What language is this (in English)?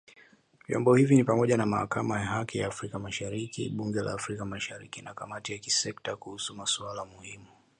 Swahili